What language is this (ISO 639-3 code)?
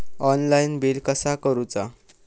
mar